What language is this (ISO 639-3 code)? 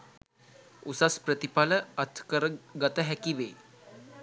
sin